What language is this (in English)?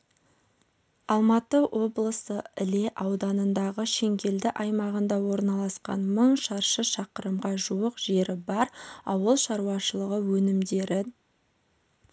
Kazakh